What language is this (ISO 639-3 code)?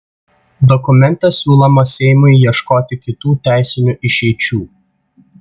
lit